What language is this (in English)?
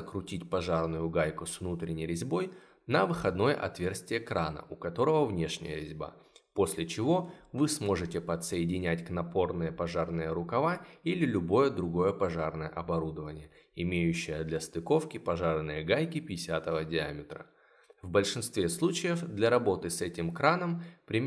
Russian